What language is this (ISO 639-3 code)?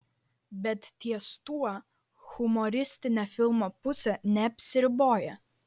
lit